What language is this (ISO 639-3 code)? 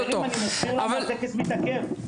heb